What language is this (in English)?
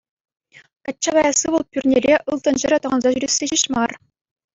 Chuvash